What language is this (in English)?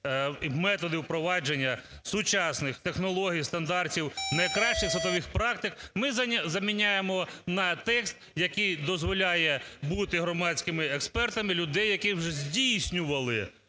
Ukrainian